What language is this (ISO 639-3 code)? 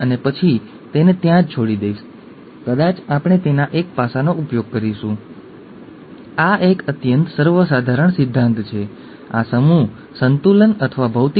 guj